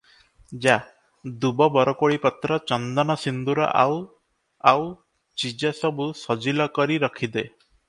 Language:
Odia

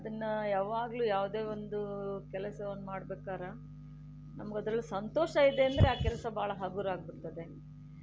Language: Kannada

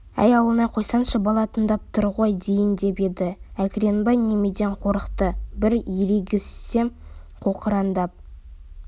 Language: Kazakh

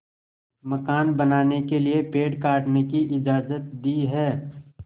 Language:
Hindi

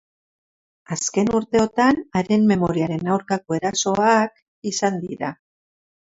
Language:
Basque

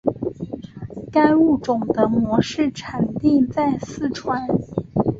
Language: Chinese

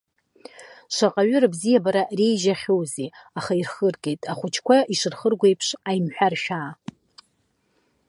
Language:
Abkhazian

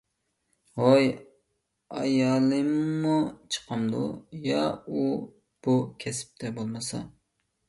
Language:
Uyghur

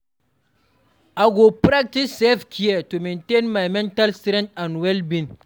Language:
Nigerian Pidgin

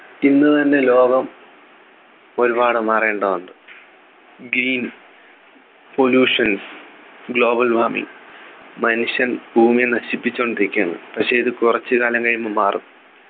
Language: Malayalam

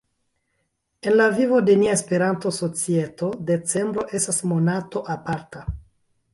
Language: Esperanto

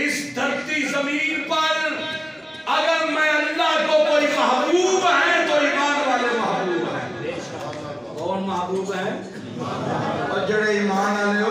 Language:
Hindi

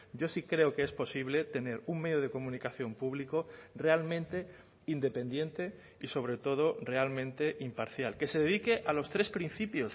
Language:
Spanish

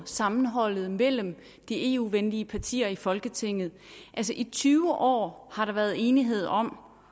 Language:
Danish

